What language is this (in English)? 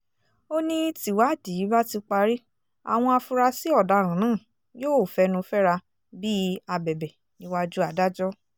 Yoruba